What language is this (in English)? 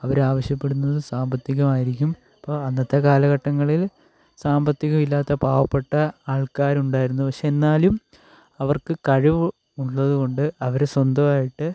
Malayalam